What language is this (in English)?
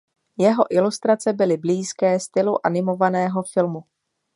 Czech